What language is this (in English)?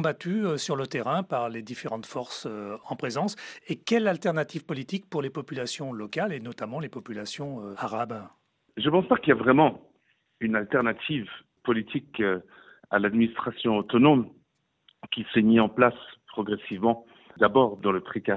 French